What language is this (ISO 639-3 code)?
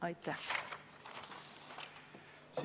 est